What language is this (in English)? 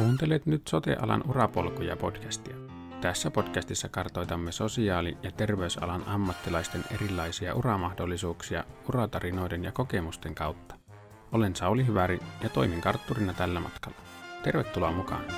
Finnish